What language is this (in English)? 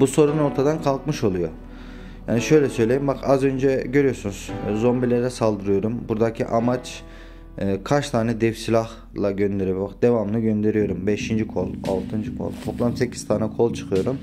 Turkish